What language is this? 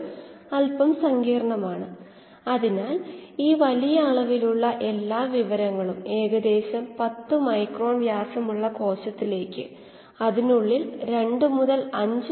Malayalam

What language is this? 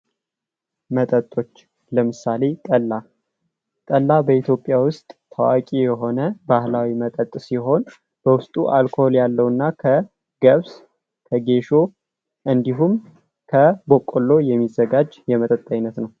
Amharic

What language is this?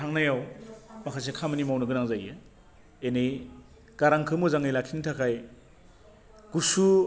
Bodo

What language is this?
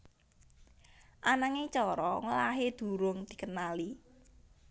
Javanese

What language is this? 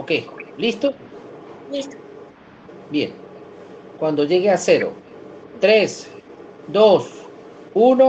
Spanish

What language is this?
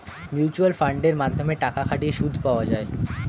Bangla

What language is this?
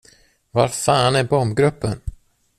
Swedish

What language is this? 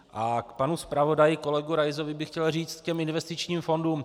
Czech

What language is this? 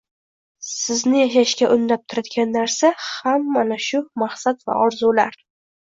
Uzbek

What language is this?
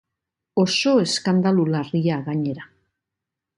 Basque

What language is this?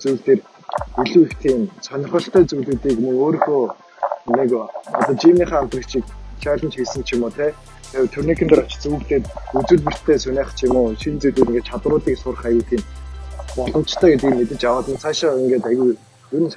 Korean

